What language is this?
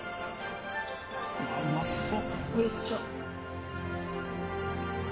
Japanese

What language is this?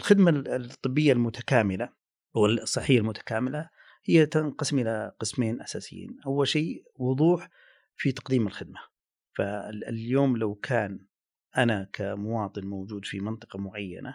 Arabic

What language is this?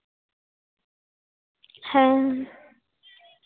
Santali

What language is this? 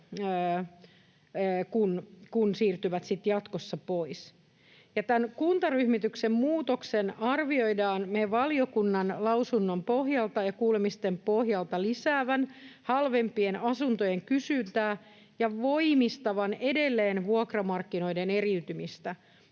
Finnish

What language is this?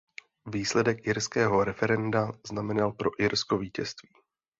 Czech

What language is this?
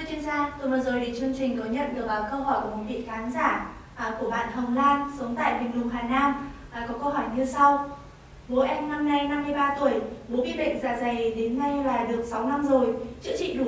Vietnamese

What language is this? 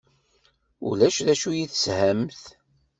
Kabyle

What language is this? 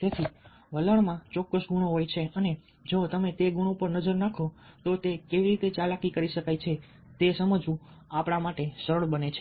Gujarati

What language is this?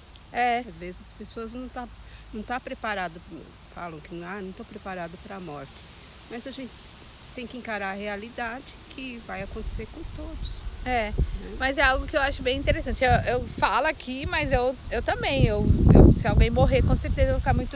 Portuguese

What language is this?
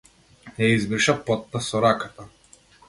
Macedonian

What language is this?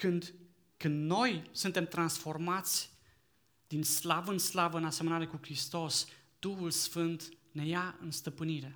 Romanian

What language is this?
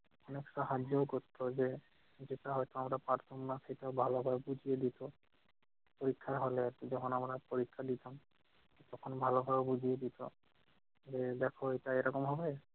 Bangla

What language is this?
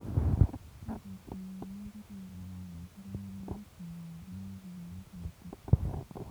Kalenjin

